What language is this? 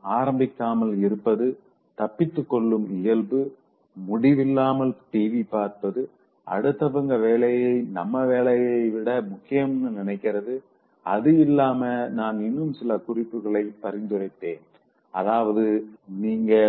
Tamil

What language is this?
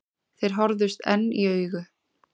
Icelandic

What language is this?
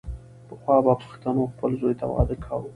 Pashto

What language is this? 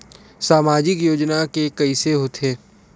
Chhattisgarhi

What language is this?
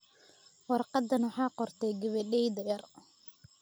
Somali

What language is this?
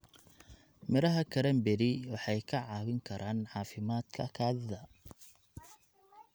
Somali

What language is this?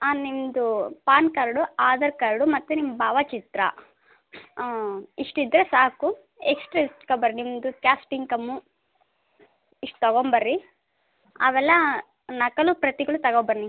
Kannada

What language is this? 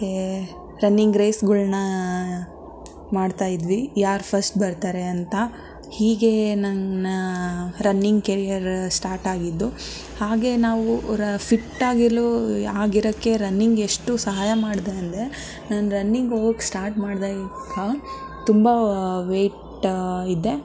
Kannada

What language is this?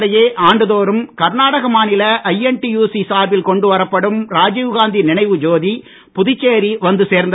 Tamil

